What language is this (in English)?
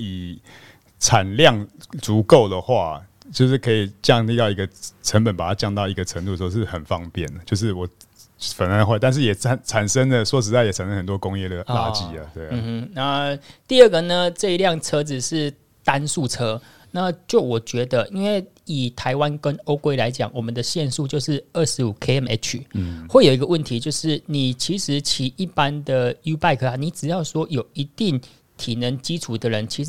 Chinese